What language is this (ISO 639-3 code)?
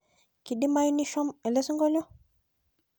mas